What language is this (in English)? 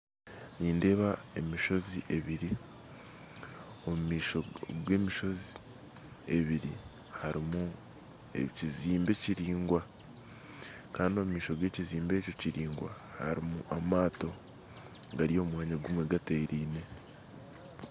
Nyankole